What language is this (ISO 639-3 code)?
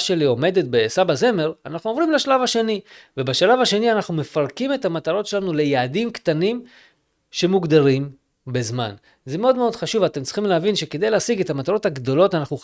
heb